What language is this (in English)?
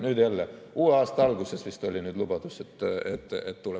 Estonian